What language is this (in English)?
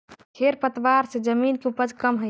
Magahi